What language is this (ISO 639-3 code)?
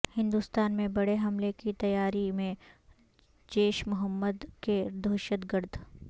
urd